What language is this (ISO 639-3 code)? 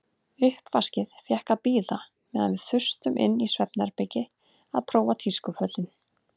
isl